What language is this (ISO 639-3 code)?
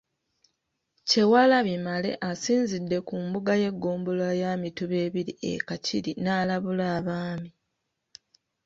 lug